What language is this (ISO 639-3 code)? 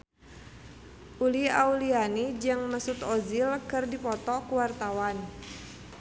sun